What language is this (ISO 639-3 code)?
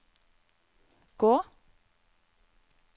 nor